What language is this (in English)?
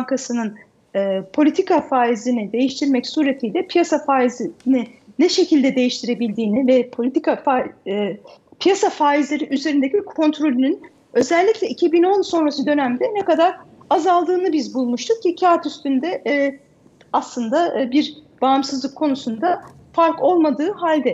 Turkish